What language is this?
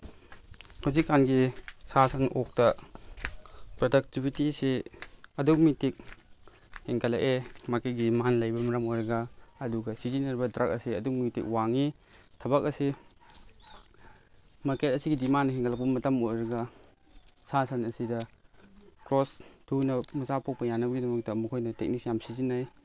Manipuri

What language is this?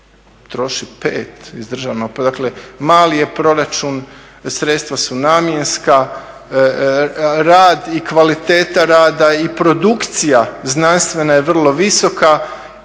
Croatian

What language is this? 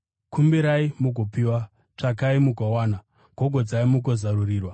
Shona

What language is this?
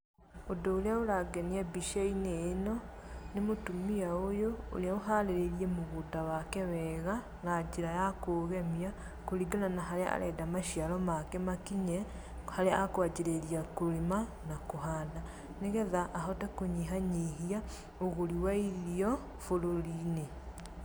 Kikuyu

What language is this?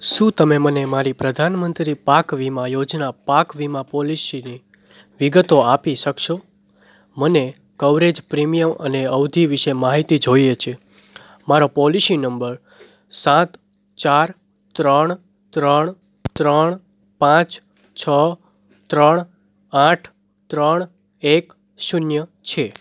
Gujarati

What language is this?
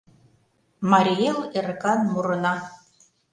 Mari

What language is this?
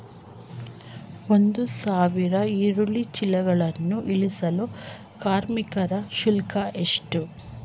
Kannada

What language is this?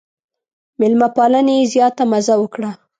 Pashto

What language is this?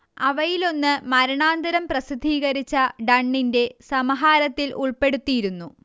Malayalam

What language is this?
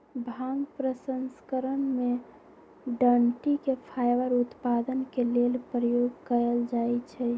Magahi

